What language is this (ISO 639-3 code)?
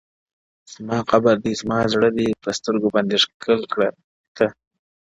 pus